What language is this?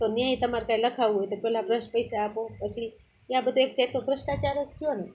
Gujarati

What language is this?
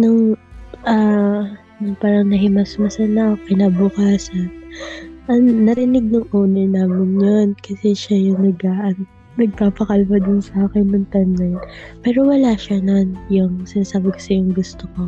Filipino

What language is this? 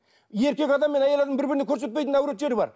Kazakh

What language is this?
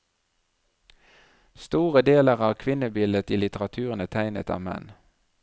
Norwegian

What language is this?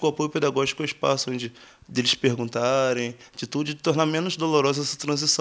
Portuguese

